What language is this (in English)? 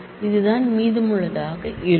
Tamil